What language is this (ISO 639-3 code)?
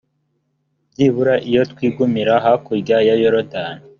kin